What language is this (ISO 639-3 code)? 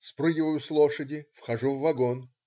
rus